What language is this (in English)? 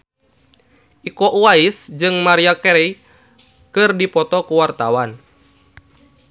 Sundanese